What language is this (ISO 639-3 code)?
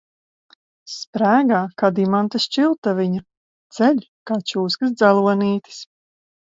lav